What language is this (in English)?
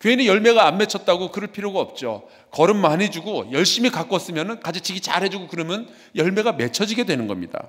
Korean